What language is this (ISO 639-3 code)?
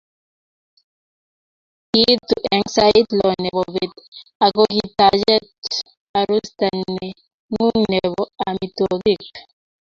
kln